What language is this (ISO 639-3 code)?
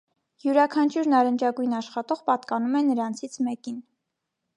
hye